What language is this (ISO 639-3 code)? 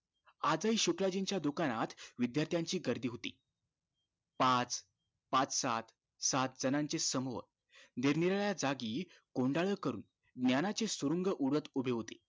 mar